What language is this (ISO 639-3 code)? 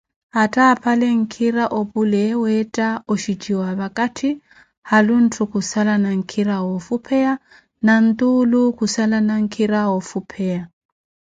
eko